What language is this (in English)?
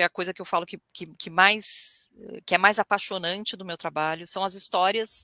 Portuguese